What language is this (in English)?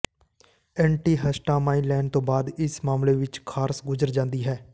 Punjabi